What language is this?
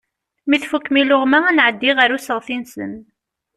Kabyle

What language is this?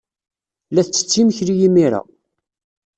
Kabyle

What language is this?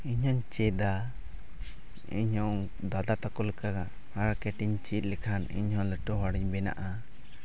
Santali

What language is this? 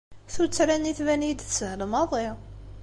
Kabyle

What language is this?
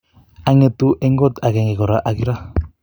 Kalenjin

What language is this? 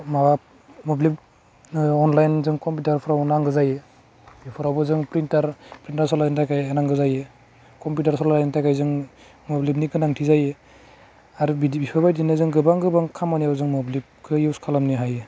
Bodo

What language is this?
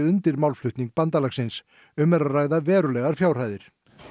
Icelandic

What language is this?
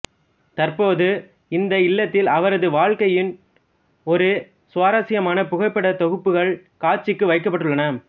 Tamil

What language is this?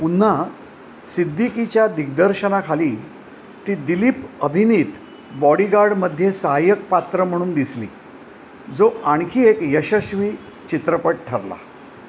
Marathi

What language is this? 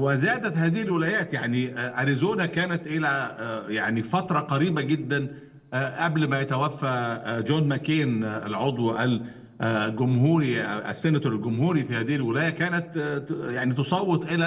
Arabic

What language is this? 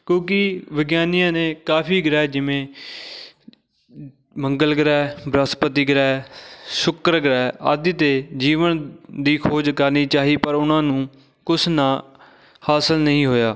Punjabi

